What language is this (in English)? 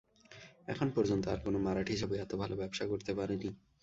Bangla